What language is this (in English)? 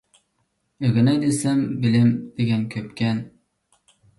Uyghur